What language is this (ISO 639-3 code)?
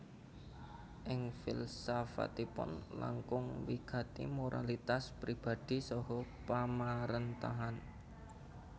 jav